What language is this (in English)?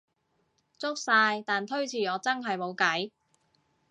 Cantonese